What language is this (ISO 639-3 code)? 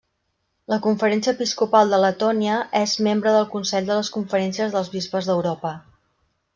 cat